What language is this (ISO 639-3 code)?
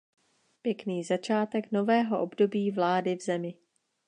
ces